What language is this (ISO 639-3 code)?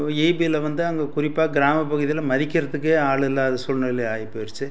tam